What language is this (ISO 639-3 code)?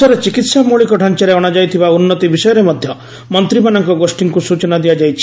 ori